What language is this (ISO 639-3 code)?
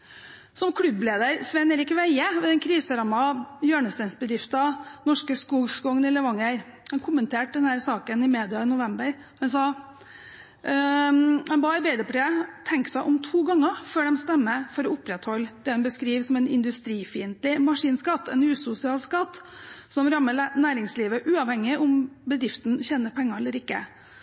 nob